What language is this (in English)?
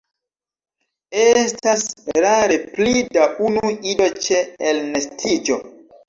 Esperanto